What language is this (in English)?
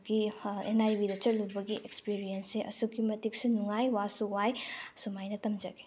Manipuri